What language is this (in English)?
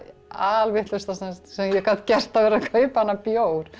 Icelandic